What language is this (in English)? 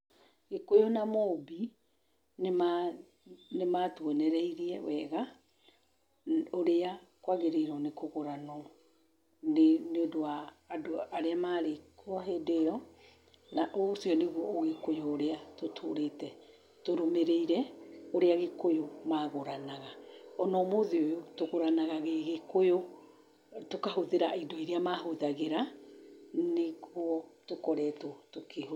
Kikuyu